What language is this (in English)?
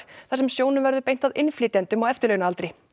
Icelandic